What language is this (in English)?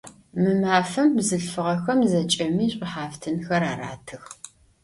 Adyghe